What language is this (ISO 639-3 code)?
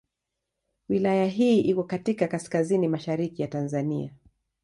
swa